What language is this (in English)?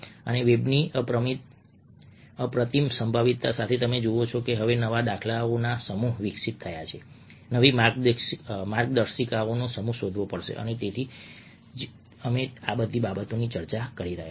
Gujarati